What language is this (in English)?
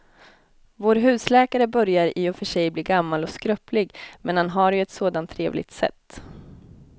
Swedish